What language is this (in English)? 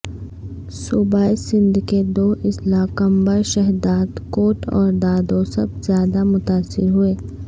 Urdu